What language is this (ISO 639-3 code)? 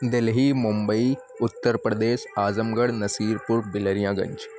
urd